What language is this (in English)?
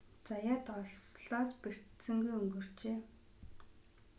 Mongolian